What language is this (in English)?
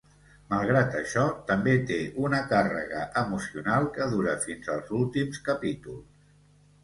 Catalan